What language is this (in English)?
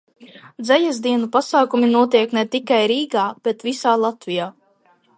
Latvian